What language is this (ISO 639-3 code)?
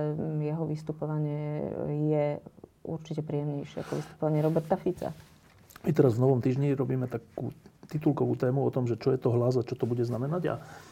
slk